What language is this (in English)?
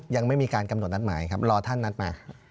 Thai